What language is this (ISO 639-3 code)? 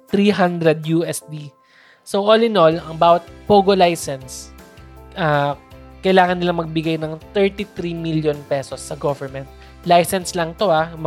fil